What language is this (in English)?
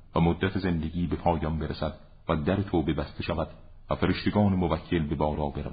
Persian